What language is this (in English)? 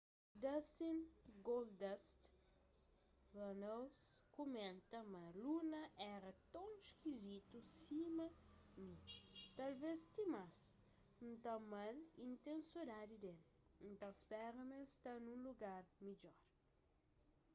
Kabuverdianu